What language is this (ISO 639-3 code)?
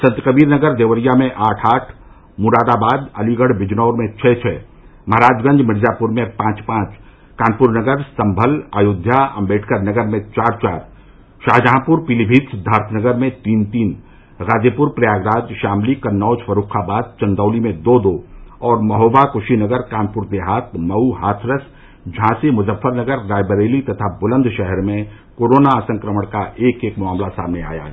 hin